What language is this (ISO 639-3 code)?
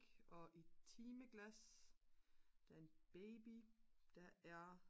dan